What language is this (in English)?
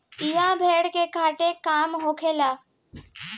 Bhojpuri